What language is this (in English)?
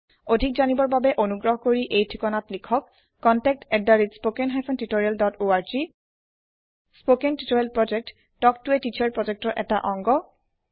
Assamese